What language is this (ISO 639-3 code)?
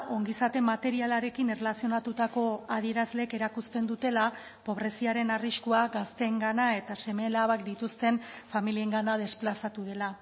eus